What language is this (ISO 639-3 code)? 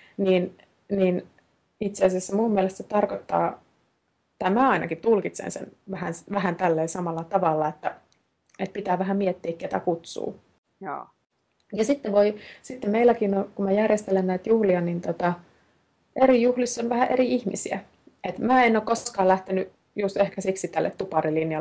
fin